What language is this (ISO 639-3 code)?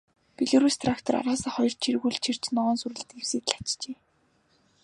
mon